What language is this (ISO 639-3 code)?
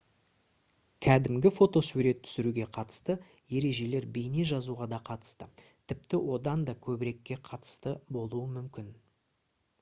kaz